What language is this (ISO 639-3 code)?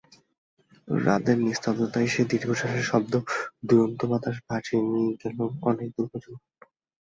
ben